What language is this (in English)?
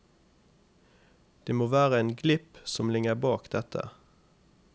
Norwegian